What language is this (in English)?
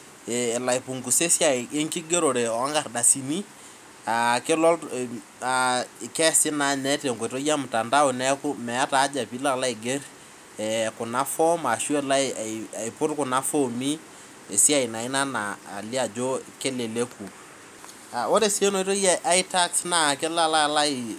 Masai